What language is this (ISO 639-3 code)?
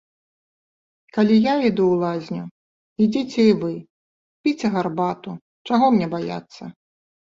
bel